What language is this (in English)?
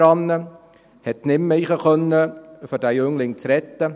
Swiss German